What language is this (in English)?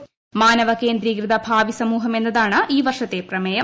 Malayalam